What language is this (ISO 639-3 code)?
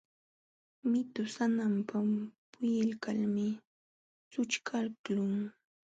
qxw